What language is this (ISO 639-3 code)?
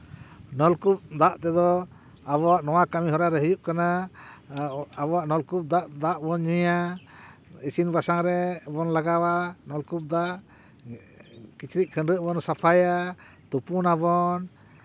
sat